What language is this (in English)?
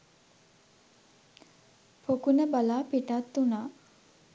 Sinhala